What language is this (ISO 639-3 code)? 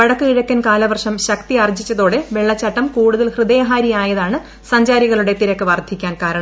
mal